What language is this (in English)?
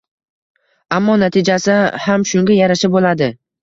Uzbek